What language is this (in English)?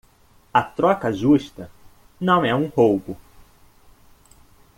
Portuguese